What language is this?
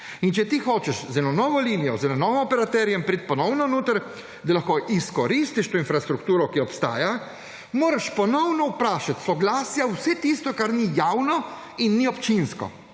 Slovenian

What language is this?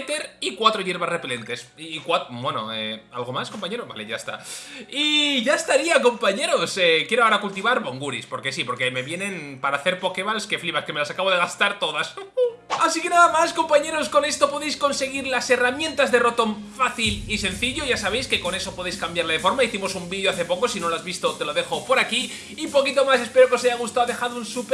Spanish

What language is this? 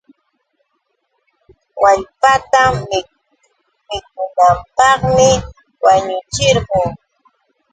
Yauyos Quechua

